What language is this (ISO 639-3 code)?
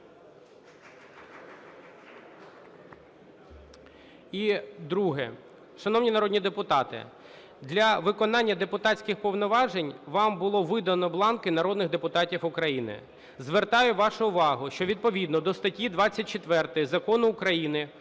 ukr